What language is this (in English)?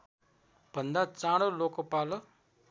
Nepali